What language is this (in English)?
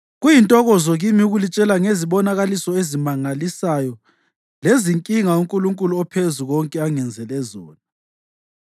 North Ndebele